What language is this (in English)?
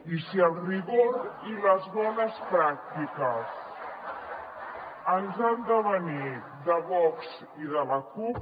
Catalan